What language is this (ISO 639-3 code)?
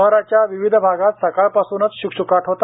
mar